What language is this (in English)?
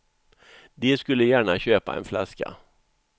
Swedish